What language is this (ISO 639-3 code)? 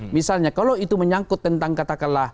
ind